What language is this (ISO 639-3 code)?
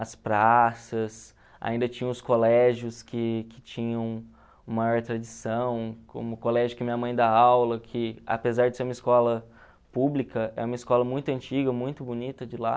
por